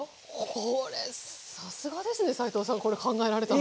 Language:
Japanese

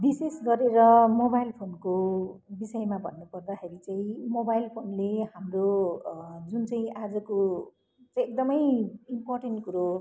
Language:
Nepali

